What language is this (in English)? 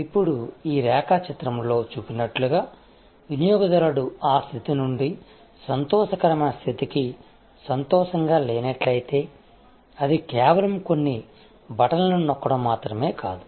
Telugu